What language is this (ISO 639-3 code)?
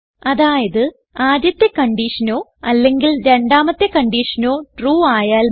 mal